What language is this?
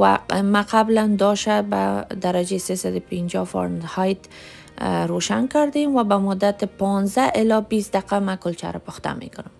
Persian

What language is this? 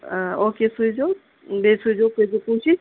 Kashmiri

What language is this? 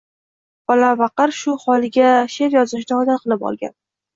Uzbek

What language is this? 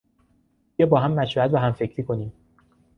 Persian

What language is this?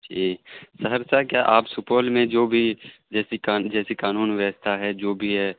Urdu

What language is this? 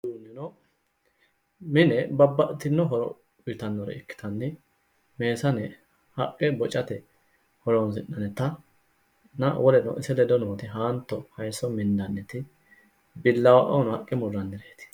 Sidamo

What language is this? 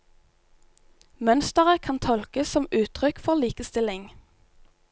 Norwegian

